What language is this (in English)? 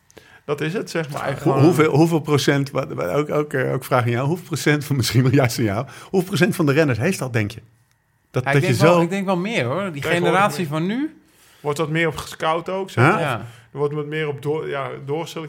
Dutch